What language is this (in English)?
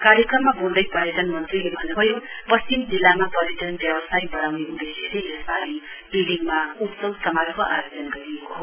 Nepali